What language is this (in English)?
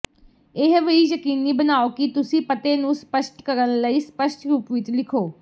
Punjabi